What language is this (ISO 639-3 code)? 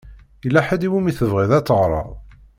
kab